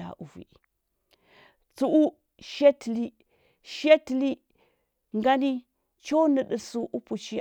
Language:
Huba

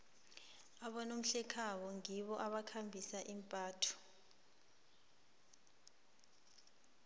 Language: South Ndebele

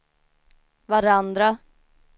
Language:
Swedish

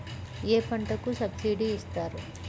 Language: Telugu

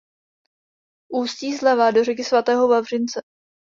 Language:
Czech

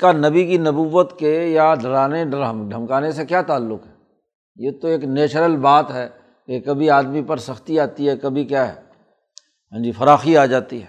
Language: Urdu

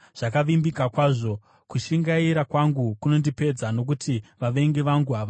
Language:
Shona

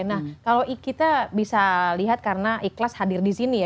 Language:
Indonesian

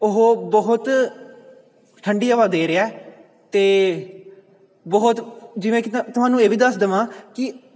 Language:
Punjabi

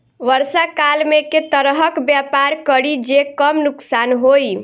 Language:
Maithili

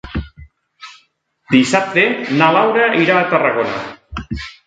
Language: Catalan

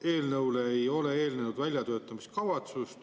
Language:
Estonian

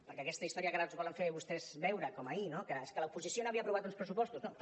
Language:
Catalan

